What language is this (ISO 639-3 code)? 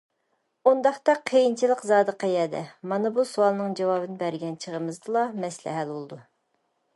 uig